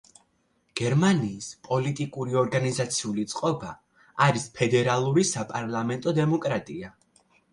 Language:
Georgian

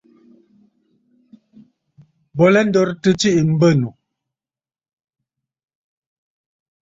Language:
Bafut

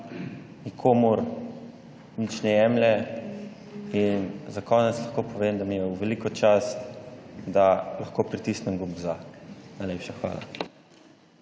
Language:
Slovenian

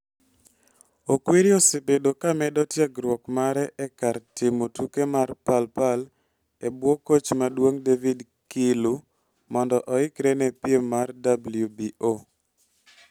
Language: Luo (Kenya and Tanzania)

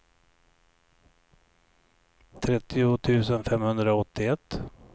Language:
Swedish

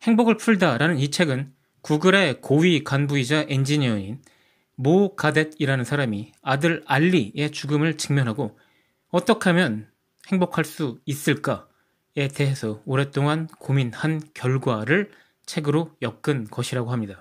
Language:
Korean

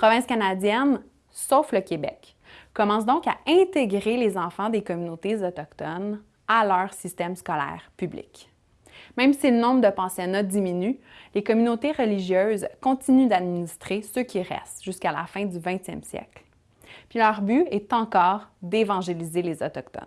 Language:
French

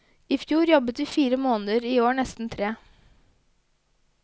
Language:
Norwegian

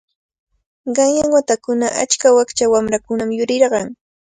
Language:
Cajatambo North Lima Quechua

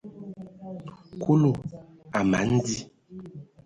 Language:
Ewondo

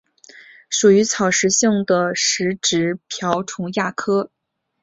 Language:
Chinese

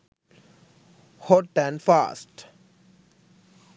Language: Sinhala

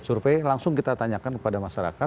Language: Indonesian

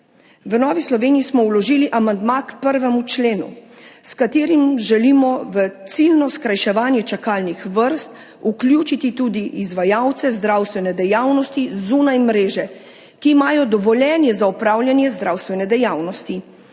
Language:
Slovenian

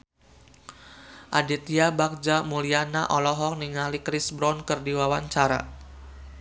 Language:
Sundanese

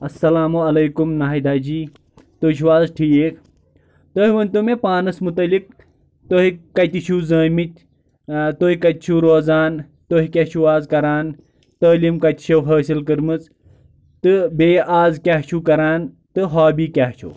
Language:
Kashmiri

